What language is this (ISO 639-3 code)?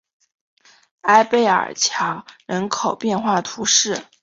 zho